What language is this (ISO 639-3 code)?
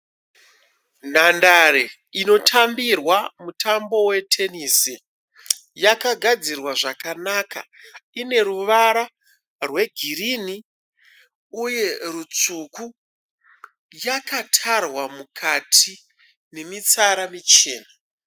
sna